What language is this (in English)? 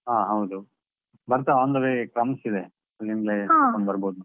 Kannada